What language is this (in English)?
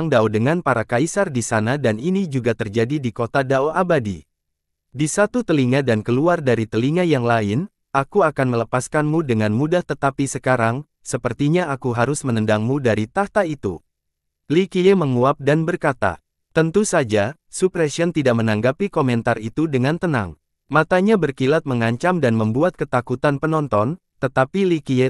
Indonesian